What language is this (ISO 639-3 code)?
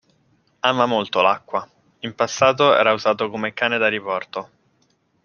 ita